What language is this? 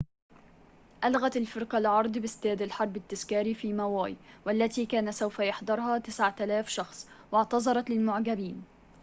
Arabic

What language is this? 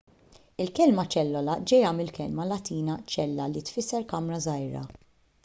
Maltese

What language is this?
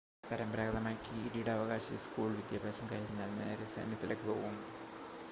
Malayalam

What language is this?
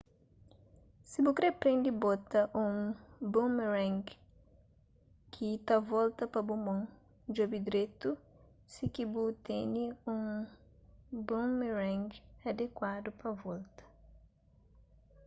Kabuverdianu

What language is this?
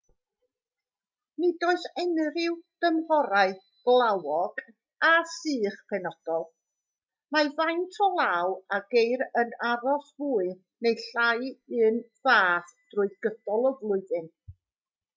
Welsh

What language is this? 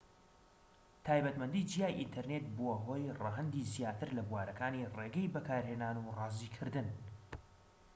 Central Kurdish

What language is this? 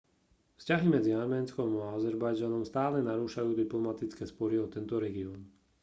Slovak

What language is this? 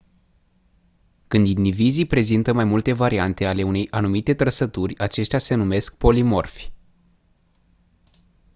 Romanian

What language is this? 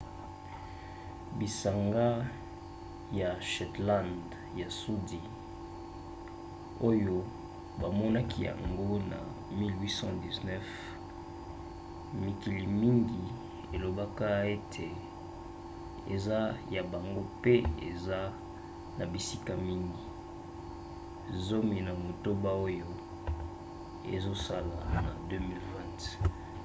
Lingala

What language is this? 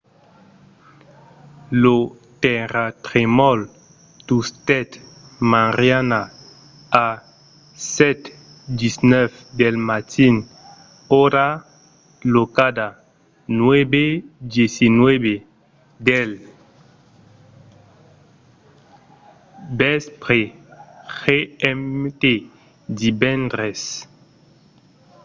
Occitan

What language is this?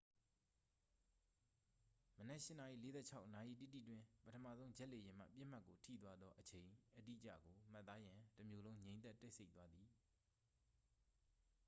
Burmese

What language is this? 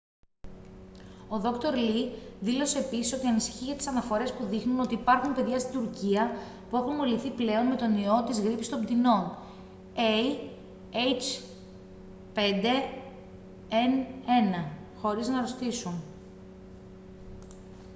Greek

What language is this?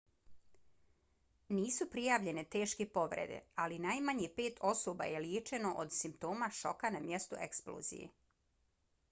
Bosnian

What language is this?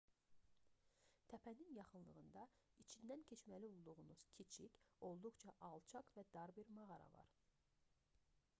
Azerbaijani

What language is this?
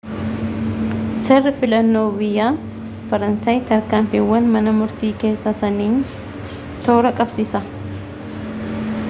Oromo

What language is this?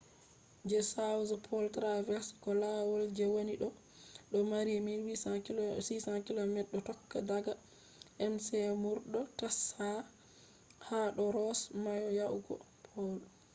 Fula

